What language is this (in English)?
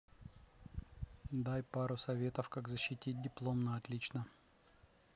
Russian